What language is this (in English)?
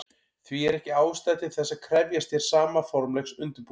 Icelandic